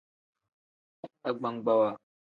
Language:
Tem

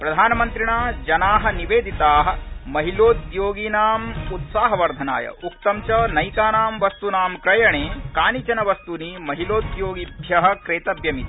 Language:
Sanskrit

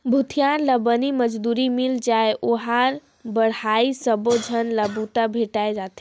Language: Chhattisgarhi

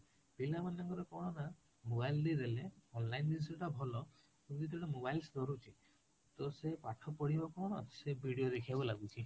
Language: Odia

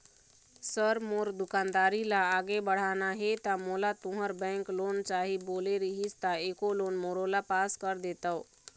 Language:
Chhattisgarhi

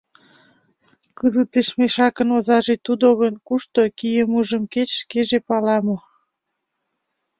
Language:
Mari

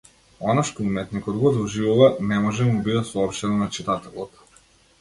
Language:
Macedonian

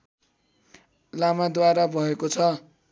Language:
Nepali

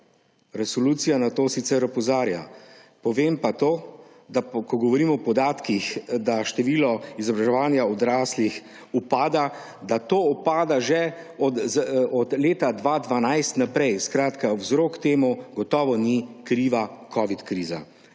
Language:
Slovenian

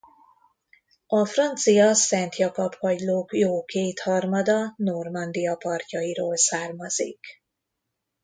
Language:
Hungarian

